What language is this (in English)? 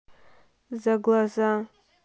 Russian